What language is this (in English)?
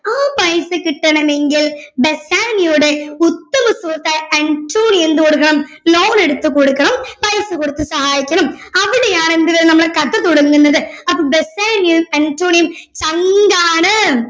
Malayalam